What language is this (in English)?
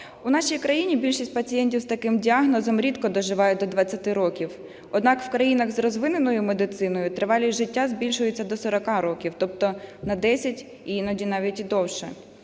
Ukrainian